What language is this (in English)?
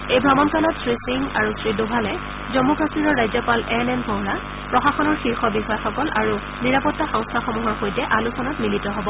Assamese